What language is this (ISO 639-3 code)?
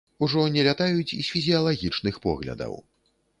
bel